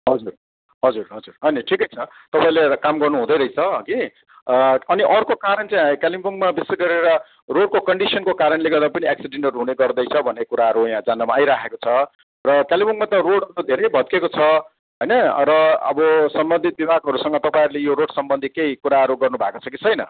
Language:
Nepali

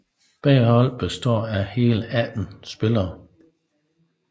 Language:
Danish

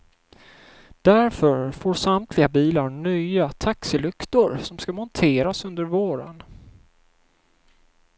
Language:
Swedish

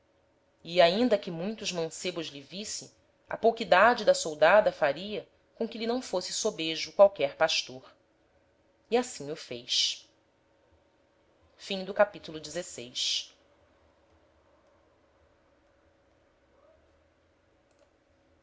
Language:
Portuguese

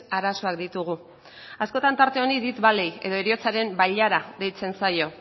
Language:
Basque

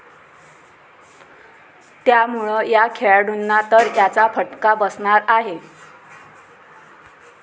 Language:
Marathi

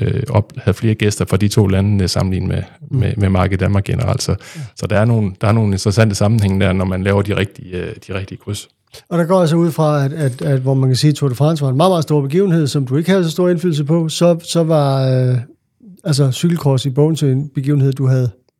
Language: Danish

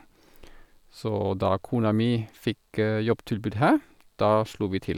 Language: Norwegian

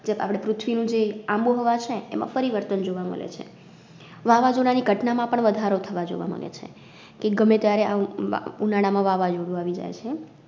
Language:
Gujarati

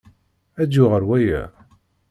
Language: Kabyle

